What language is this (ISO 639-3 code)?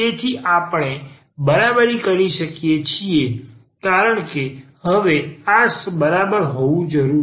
guj